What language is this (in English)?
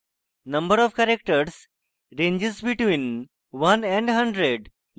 Bangla